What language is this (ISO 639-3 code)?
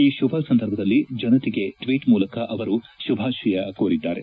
kan